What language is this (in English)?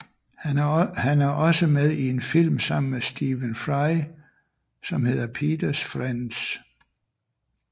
Danish